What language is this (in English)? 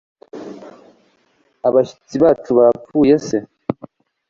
Kinyarwanda